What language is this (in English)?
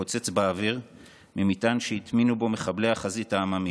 Hebrew